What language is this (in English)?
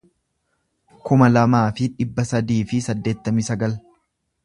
Oromo